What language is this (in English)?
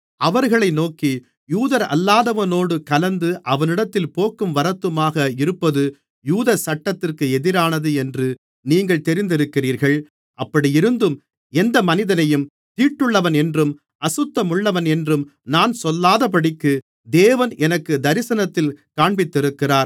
Tamil